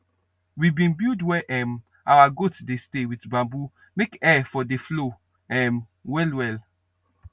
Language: Nigerian Pidgin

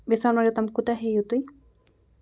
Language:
Kashmiri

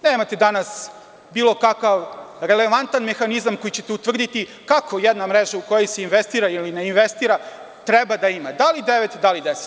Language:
Serbian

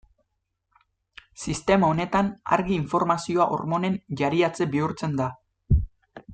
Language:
Basque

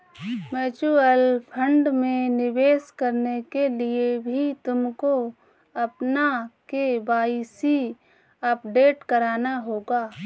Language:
Hindi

